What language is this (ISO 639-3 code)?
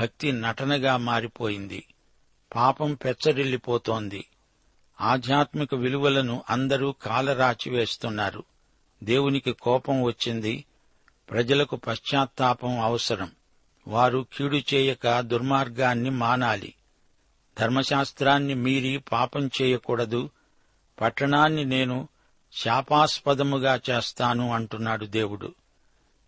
tel